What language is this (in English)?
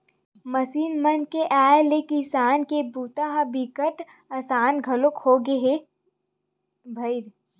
Chhattisgarhi